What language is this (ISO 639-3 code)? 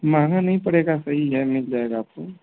hin